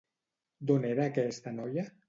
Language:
Catalan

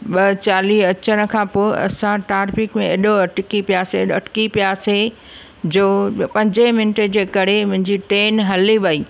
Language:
Sindhi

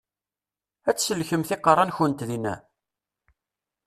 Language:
Kabyle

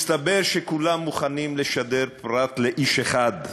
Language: Hebrew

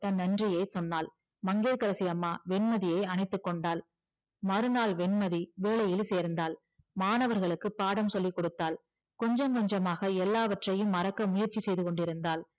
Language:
Tamil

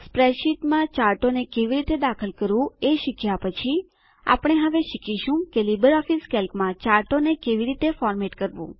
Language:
Gujarati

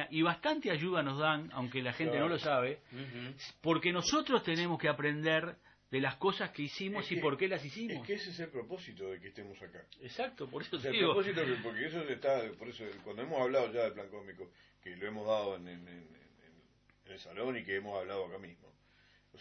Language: Spanish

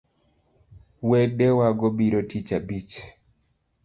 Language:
Luo (Kenya and Tanzania)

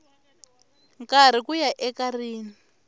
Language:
Tsonga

